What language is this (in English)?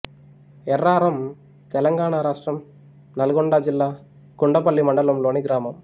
Telugu